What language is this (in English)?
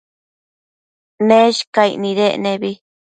Matsés